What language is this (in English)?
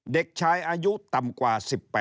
Thai